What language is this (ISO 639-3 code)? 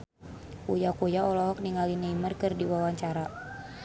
sun